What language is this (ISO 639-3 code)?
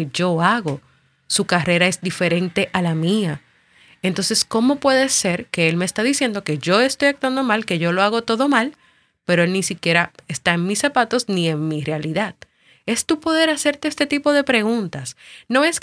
spa